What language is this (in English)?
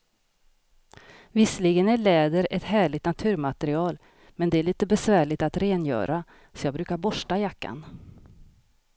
Swedish